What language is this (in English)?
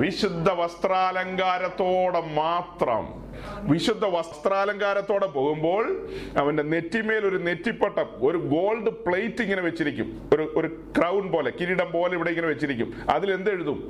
Malayalam